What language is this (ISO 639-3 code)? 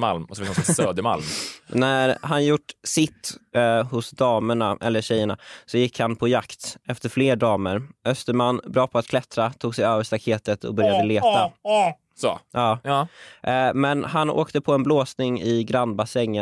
swe